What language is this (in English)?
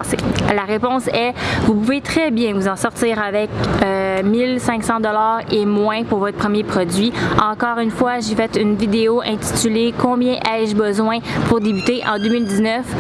French